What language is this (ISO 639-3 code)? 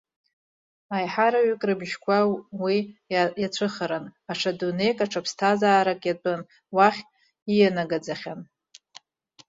abk